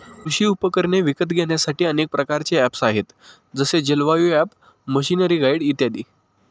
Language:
Marathi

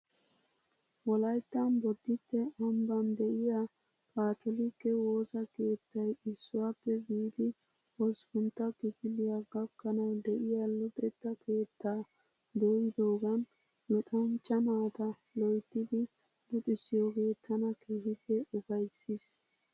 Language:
Wolaytta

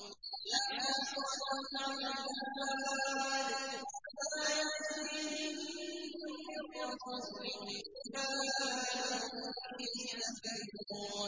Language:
Arabic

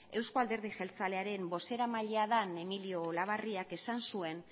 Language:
Basque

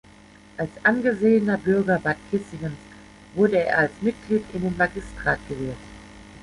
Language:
German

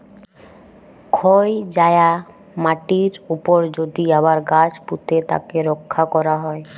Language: Bangla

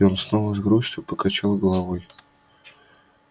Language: Russian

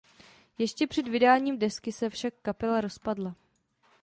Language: Czech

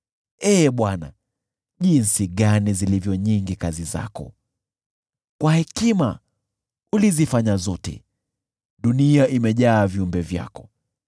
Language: Swahili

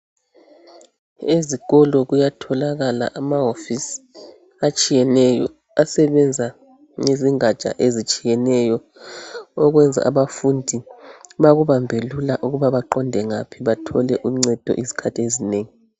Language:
North Ndebele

